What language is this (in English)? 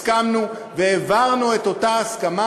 Hebrew